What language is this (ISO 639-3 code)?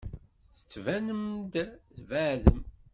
kab